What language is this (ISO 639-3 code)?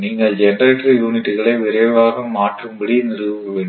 tam